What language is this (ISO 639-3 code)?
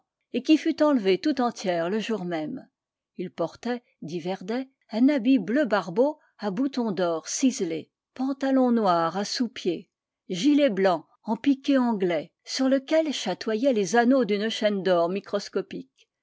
fra